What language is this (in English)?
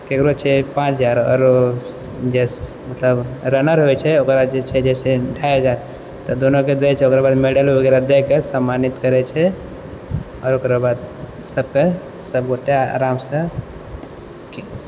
Maithili